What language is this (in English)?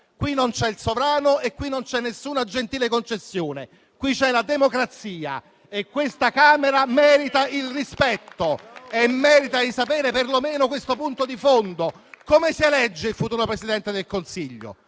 Italian